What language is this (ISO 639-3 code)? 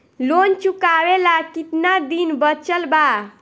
bho